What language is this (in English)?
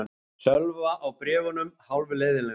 Icelandic